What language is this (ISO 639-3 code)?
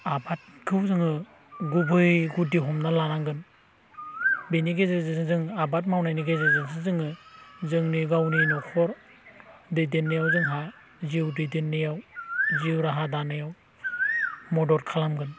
brx